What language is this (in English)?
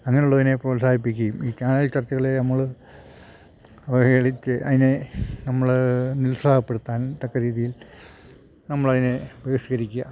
Malayalam